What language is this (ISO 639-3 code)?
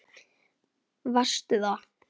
isl